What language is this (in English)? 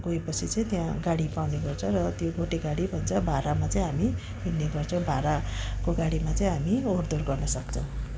Nepali